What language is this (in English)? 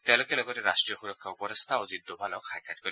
Assamese